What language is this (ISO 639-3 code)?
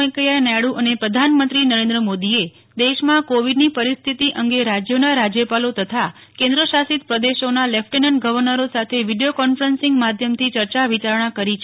guj